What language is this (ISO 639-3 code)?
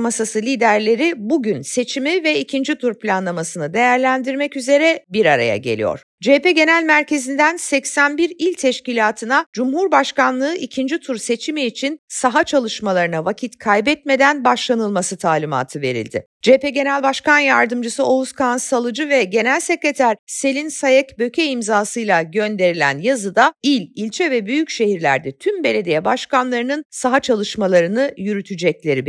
tur